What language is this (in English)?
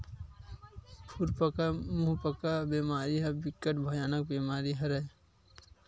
Chhattisgarhi